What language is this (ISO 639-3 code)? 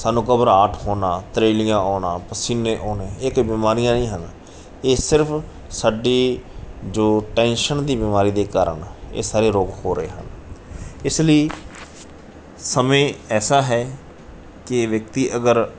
pan